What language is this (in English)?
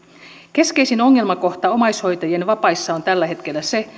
Finnish